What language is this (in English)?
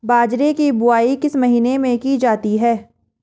Hindi